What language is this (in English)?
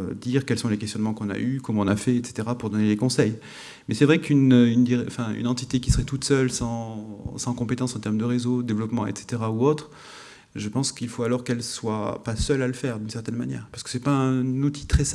French